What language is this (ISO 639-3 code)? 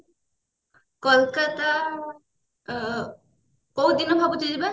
ori